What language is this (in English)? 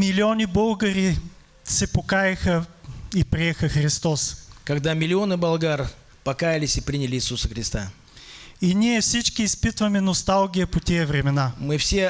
Russian